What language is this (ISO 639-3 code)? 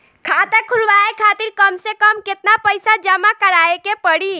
bho